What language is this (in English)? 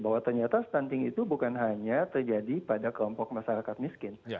Indonesian